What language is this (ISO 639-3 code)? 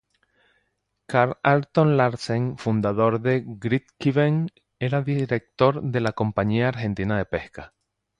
spa